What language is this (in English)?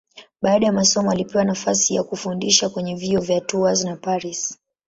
Swahili